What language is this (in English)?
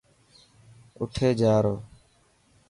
Dhatki